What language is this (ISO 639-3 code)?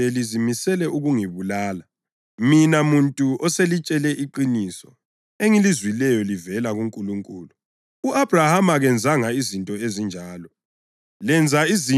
nde